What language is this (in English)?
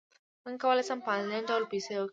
Pashto